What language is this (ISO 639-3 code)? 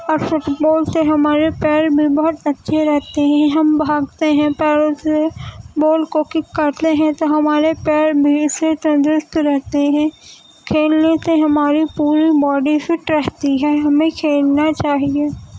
urd